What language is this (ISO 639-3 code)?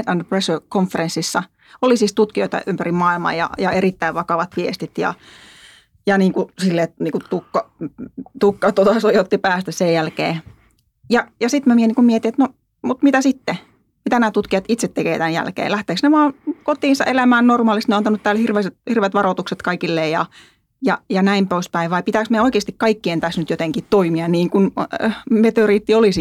fin